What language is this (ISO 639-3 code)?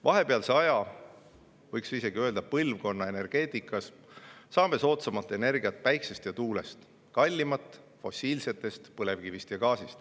est